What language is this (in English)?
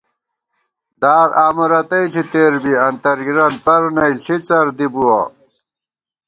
Gawar-Bati